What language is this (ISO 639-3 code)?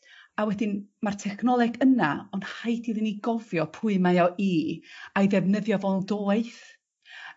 cym